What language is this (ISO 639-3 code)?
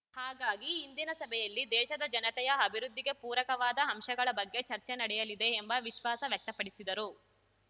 kan